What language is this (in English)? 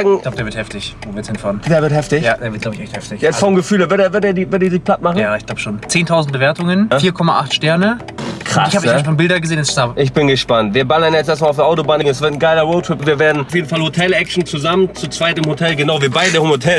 German